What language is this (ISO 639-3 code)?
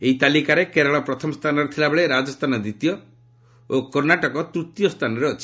ori